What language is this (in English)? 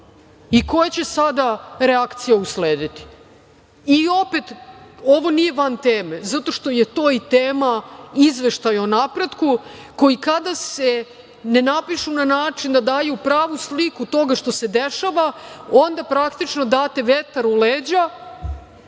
Serbian